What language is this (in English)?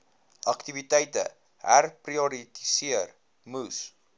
Afrikaans